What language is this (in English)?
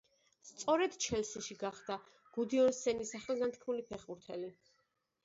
Georgian